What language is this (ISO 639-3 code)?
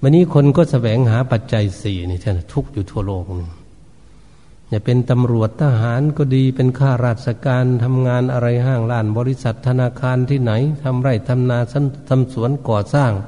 tha